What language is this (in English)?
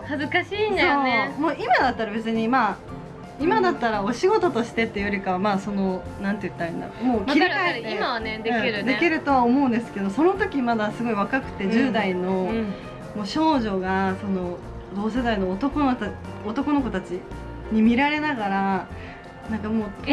Japanese